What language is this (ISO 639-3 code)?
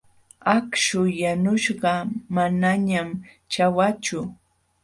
qxw